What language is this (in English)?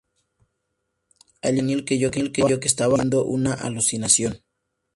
Spanish